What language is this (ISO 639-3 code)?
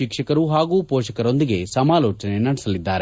kan